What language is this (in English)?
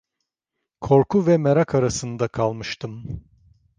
Turkish